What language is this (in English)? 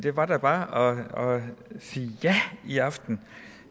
Danish